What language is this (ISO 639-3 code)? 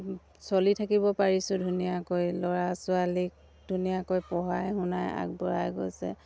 asm